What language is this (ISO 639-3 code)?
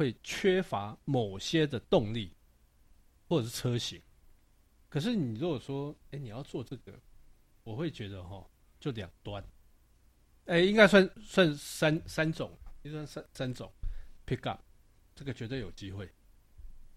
zho